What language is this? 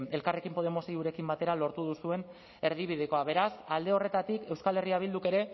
Basque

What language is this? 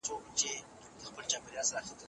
Pashto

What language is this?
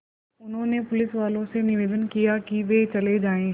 Hindi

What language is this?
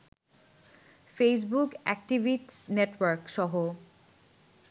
Bangla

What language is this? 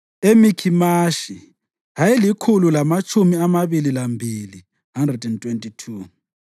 North Ndebele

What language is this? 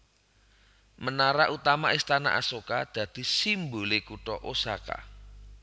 Javanese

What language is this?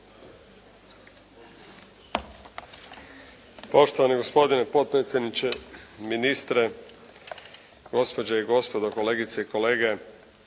Croatian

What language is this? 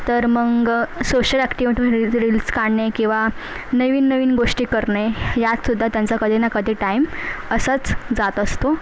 Marathi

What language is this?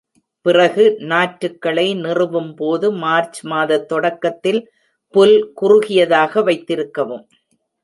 Tamil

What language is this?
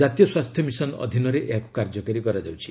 Odia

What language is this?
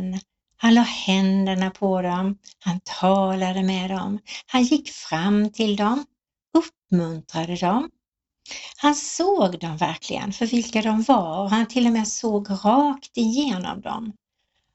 Swedish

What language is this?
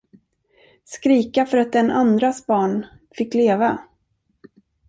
Swedish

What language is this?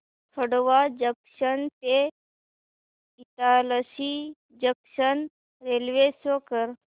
Marathi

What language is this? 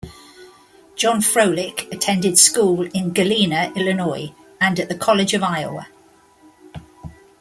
English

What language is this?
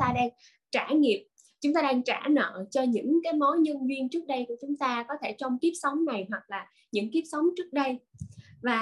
Vietnamese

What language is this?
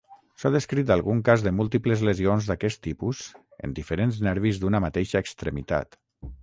Catalan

